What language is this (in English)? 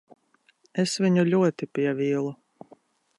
Latvian